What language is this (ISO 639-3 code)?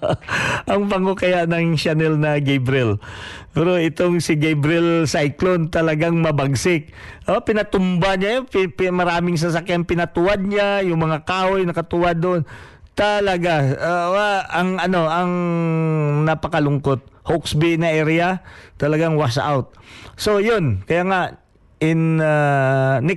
fil